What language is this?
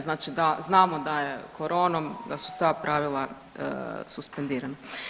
Croatian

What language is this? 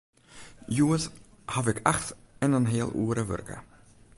Western Frisian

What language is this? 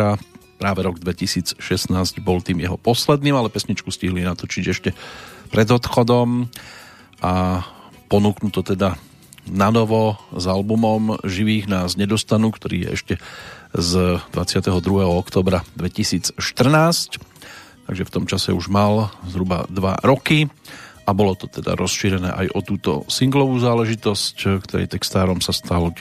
Slovak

